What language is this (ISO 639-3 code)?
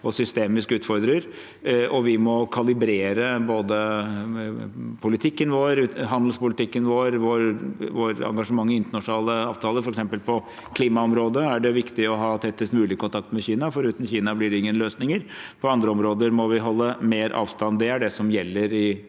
nor